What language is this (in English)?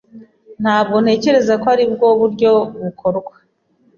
Kinyarwanda